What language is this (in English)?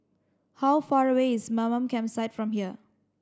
English